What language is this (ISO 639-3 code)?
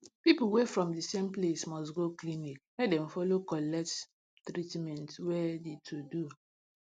pcm